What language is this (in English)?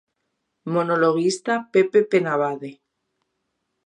Galician